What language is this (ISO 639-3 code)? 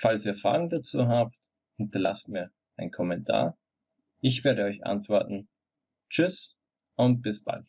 deu